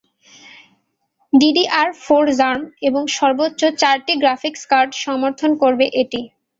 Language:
Bangla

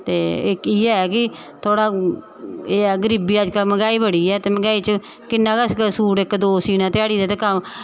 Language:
Dogri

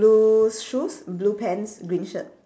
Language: English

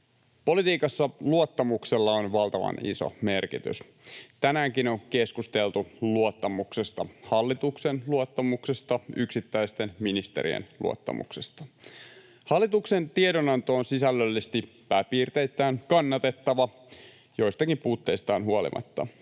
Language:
Finnish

